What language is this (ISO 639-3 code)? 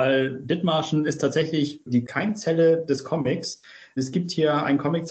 deu